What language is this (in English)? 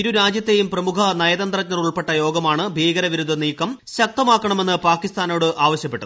Malayalam